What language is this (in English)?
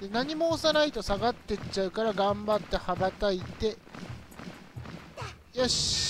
Japanese